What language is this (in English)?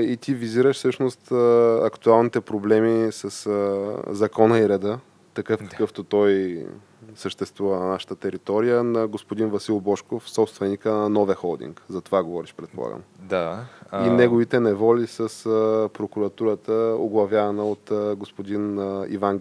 Bulgarian